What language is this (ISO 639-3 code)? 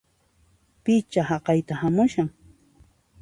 qxp